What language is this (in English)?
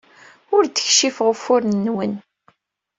Kabyle